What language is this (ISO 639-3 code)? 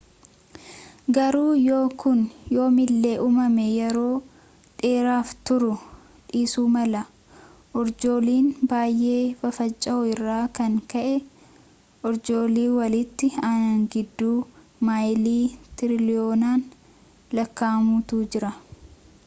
orm